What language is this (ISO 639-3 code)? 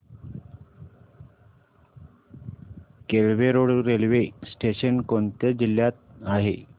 mar